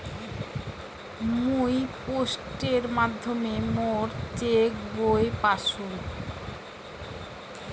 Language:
Bangla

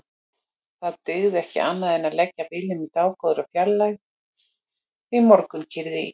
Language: Icelandic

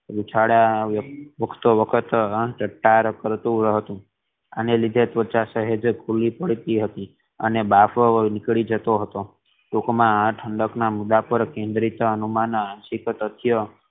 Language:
Gujarati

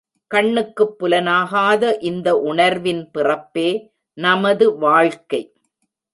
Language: Tamil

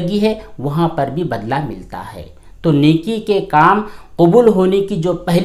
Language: Indonesian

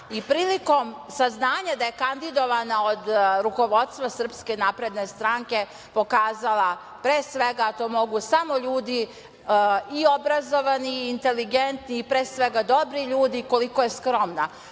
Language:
Serbian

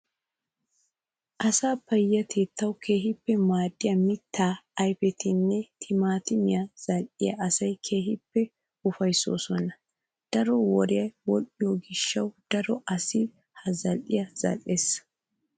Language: Wolaytta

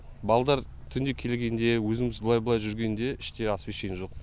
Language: Kazakh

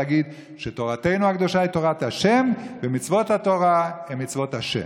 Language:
Hebrew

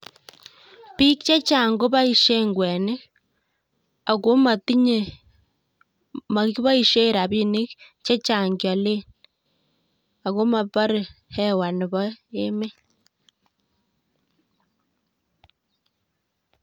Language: Kalenjin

